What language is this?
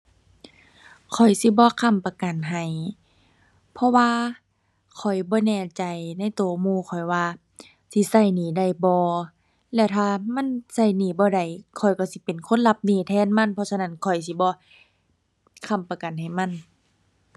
Thai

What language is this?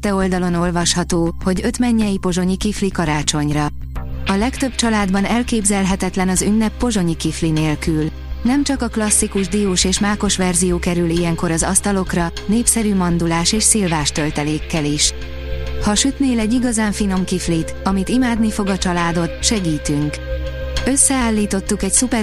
Hungarian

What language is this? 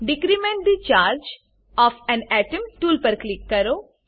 Gujarati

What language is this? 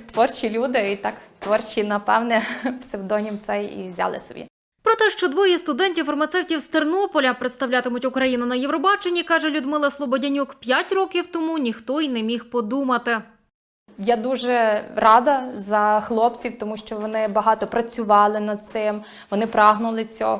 Ukrainian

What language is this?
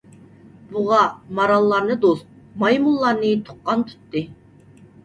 Uyghur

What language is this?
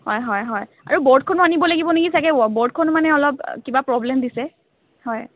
Assamese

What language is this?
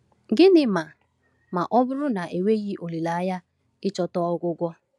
Igbo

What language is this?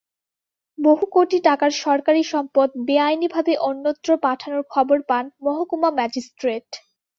Bangla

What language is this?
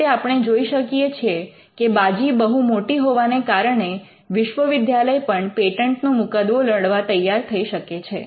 Gujarati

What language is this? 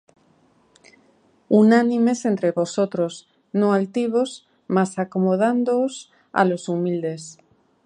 Spanish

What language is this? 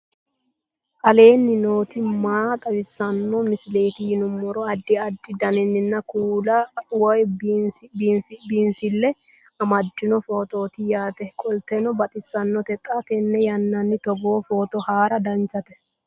Sidamo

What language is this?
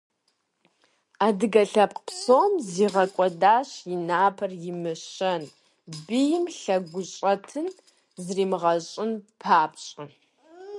Kabardian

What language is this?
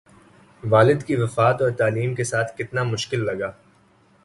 Urdu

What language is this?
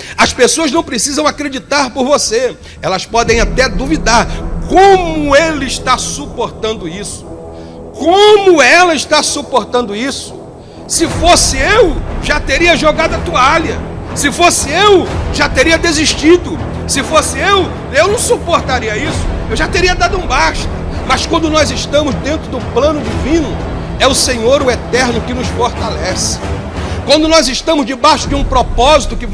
Portuguese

